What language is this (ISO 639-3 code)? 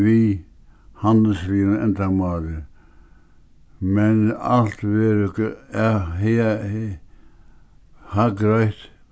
fao